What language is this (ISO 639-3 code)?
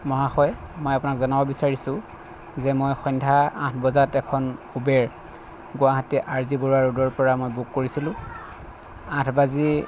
asm